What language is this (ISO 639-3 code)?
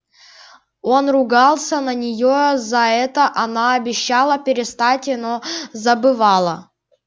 rus